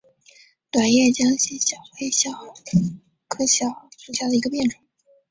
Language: Chinese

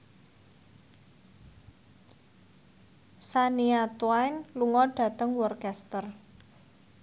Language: Javanese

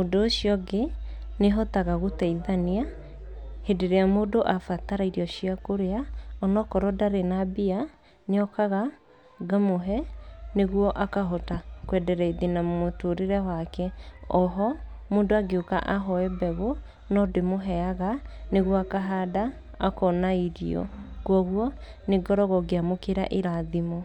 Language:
Kikuyu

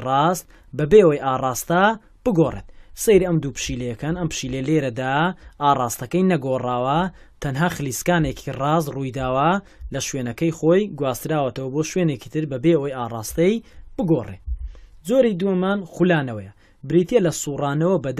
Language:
French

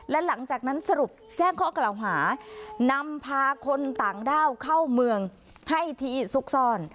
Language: Thai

